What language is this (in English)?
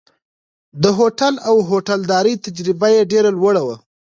Pashto